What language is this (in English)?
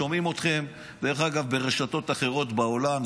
Hebrew